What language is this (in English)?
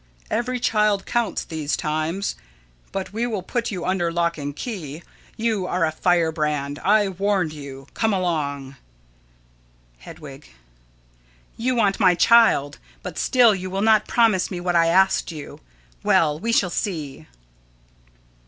English